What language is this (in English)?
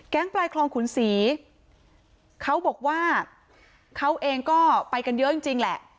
Thai